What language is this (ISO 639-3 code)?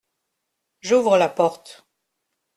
fra